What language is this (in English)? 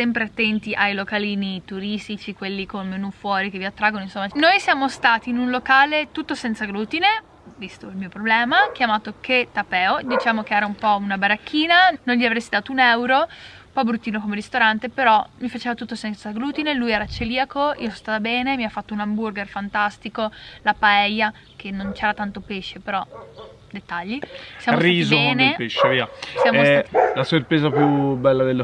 Italian